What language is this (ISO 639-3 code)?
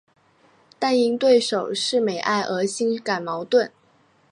zho